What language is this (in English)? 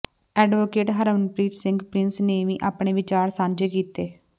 Punjabi